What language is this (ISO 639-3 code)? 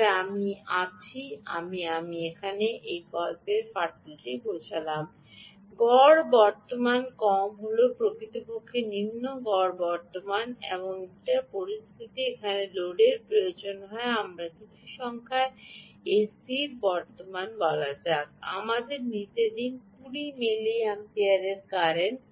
ben